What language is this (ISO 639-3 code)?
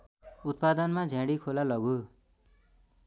nep